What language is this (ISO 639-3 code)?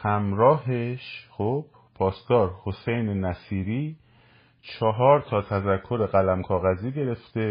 fas